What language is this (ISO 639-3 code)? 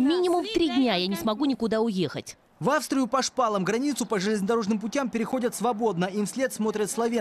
rus